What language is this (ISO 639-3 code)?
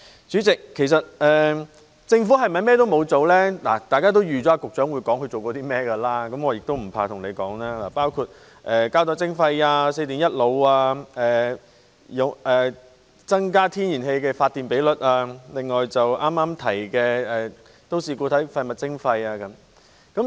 yue